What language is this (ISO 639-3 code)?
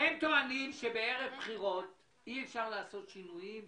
heb